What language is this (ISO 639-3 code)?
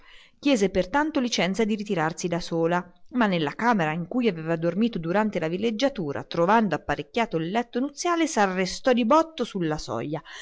ita